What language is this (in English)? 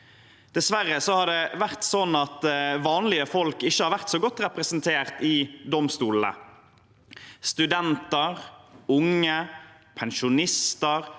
Norwegian